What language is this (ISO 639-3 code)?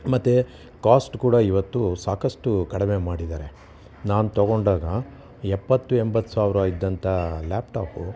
kan